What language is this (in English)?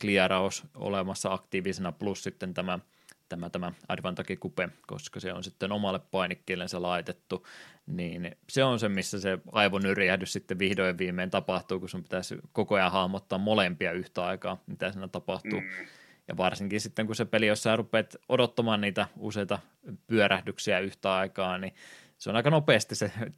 Finnish